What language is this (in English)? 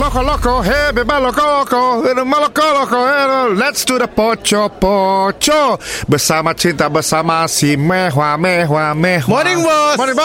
Malay